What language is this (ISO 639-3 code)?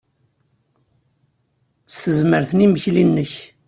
kab